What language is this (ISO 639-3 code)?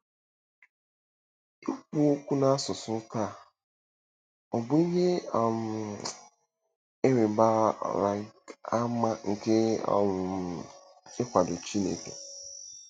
ibo